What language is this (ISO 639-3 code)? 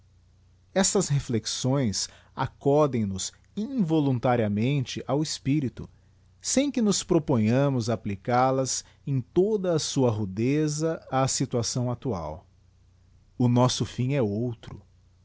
por